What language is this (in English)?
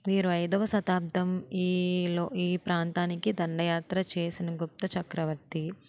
Telugu